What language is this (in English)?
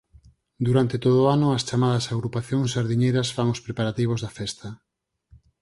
Galician